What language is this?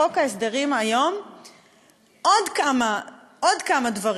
Hebrew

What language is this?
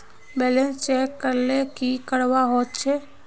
Magahi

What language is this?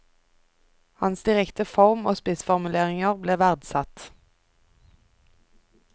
Norwegian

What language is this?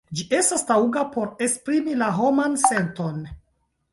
Esperanto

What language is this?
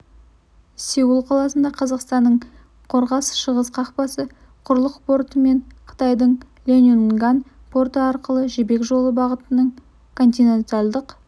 Kazakh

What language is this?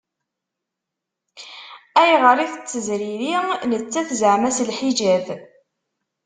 Kabyle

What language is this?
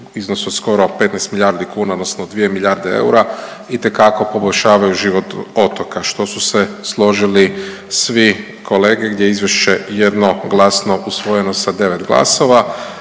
Croatian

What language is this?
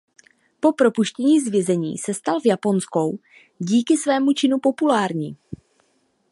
Czech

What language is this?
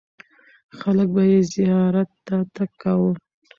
Pashto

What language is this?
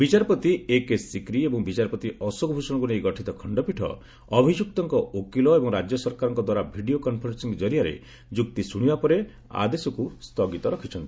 Odia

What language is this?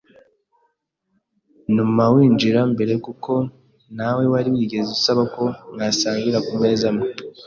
Kinyarwanda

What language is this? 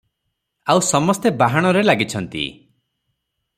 Odia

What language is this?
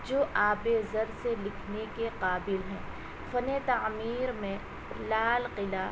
Urdu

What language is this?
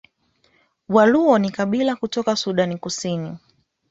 Swahili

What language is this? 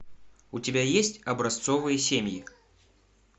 Russian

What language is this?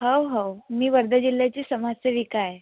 Marathi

